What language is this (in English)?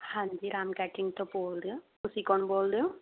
Punjabi